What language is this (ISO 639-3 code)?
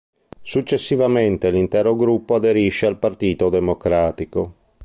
ita